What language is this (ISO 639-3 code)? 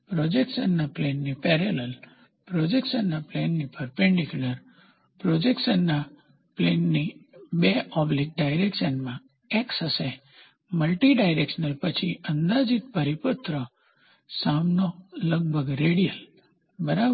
guj